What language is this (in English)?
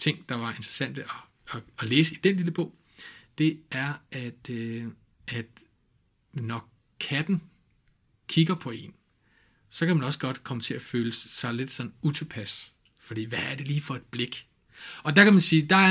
Danish